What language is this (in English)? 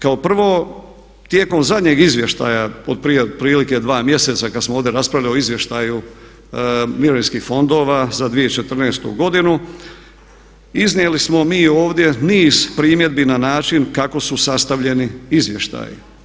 Croatian